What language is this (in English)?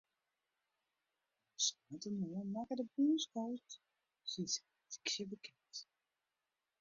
Western Frisian